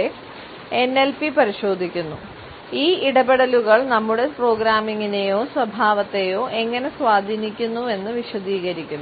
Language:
Malayalam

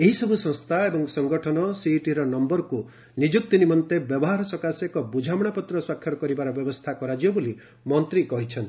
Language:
Odia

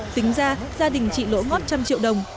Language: Vietnamese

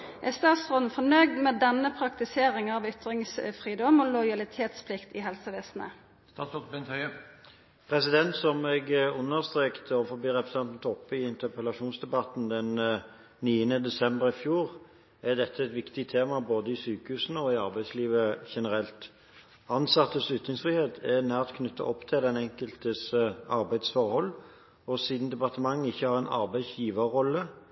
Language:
Norwegian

